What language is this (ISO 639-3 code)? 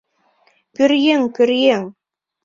chm